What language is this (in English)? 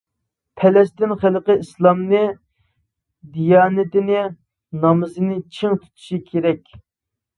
Uyghur